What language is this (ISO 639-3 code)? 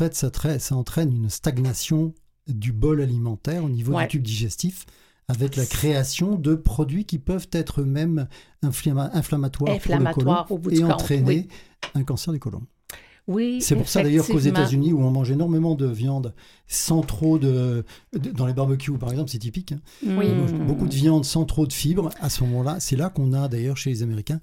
fra